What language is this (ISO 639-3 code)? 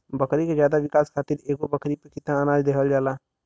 bho